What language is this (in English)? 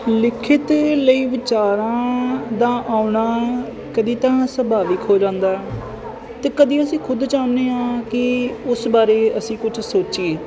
Punjabi